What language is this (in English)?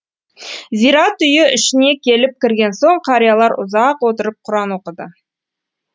Kazakh